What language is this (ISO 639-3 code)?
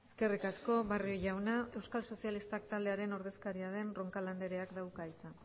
eus